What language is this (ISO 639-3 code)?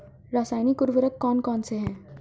hin